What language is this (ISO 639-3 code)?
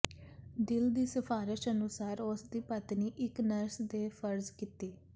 pan